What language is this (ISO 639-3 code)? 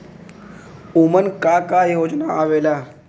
bho